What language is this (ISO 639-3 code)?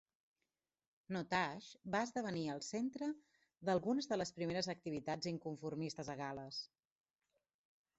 cat